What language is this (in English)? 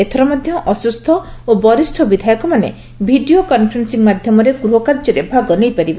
Odia